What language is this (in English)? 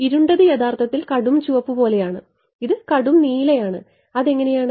Malayalam